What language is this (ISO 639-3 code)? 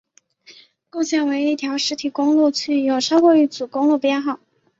zho